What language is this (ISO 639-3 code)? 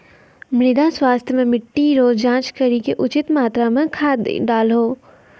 mai